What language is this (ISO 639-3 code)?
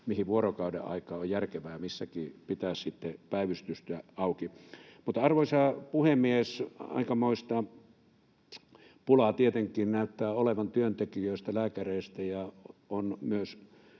fin